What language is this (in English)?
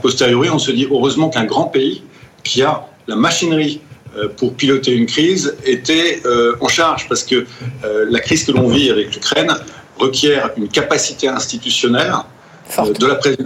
French